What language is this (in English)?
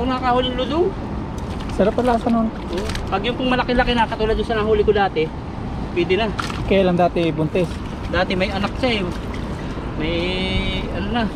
Filipino